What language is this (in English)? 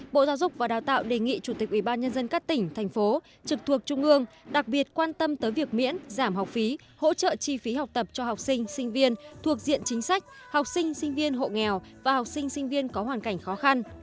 Vietnamese